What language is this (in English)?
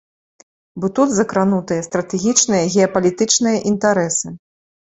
Belarusian